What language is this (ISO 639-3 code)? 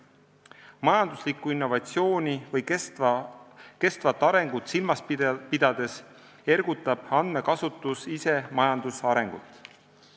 est